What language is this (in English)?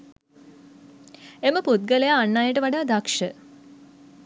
Sinhala